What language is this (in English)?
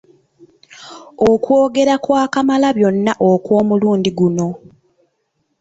Ganda